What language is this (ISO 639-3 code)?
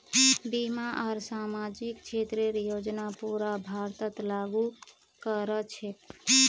mag